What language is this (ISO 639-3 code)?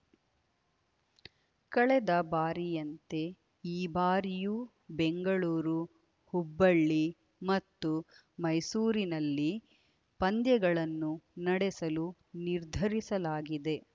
kan